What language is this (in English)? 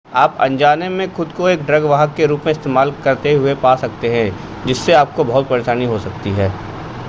Hindi